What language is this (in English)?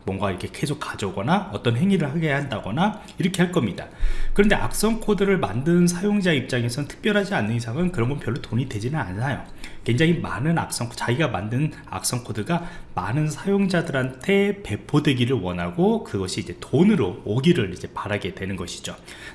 Korean